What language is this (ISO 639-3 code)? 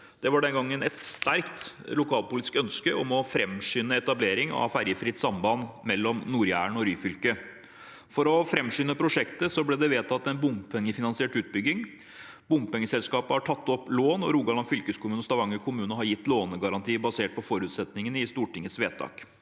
nor